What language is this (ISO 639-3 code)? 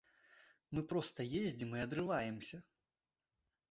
bel